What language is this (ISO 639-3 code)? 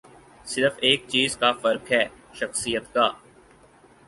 urd